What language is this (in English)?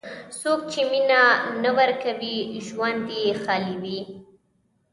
Pashto